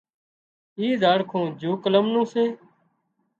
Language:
Wadiyara Koli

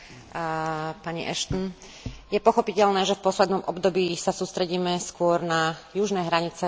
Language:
Slovak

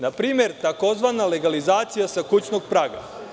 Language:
Serbian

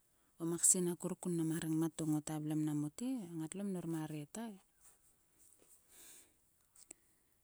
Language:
Sulka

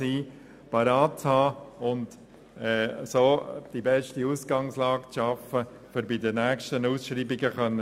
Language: Swiss German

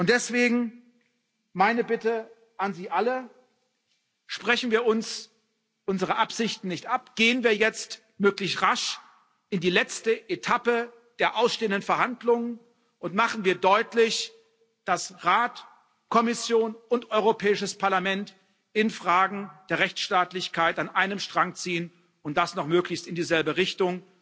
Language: German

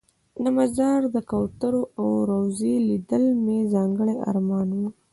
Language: Pashto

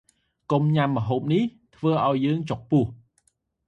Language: Khmer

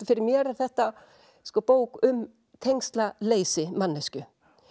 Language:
Icelandic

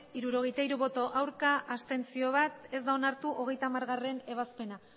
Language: Basque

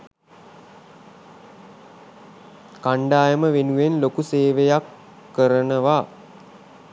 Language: Sinhala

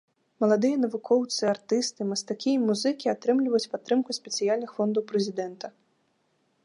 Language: Belarusian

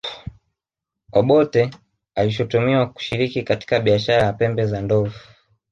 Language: Swahili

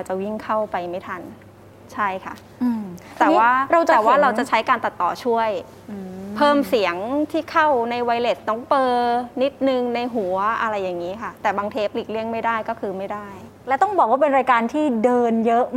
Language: Thai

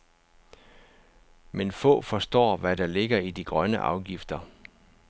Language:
Danish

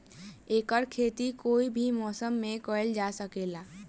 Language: Bhojpuri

